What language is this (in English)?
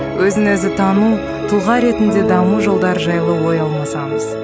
Kazakh